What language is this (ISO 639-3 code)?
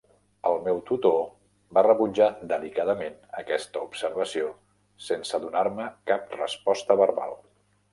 cat